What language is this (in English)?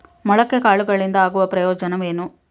Kannada